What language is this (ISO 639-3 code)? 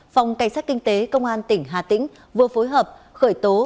vie